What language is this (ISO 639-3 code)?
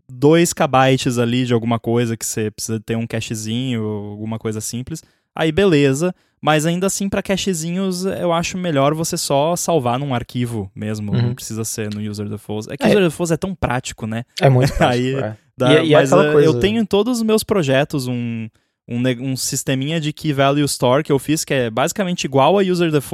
por